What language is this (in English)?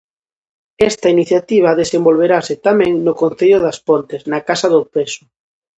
Galician